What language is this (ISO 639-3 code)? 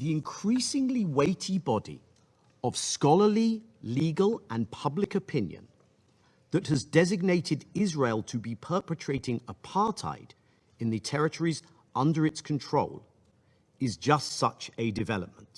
eng